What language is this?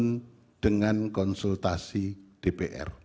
Indonesian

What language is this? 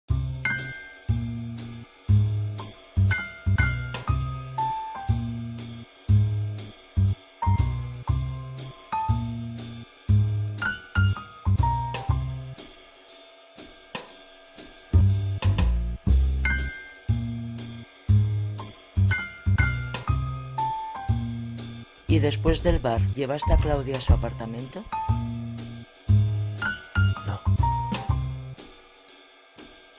Spanish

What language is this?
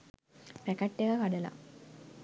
Sinhala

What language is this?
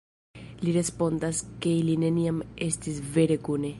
Esperanto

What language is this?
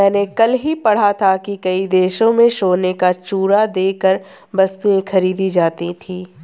Hindi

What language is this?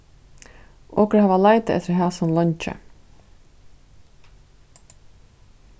Faroese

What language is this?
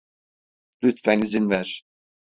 Turkish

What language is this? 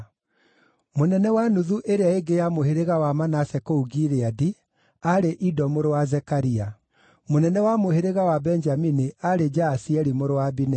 Kikuyu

